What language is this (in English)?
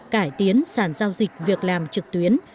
Vietnamese